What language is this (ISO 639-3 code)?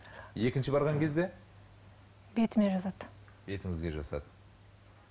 kaz